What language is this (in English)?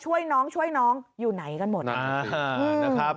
Thai